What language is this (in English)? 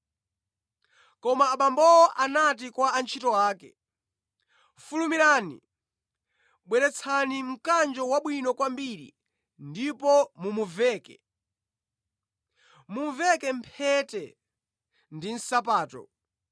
Nyanja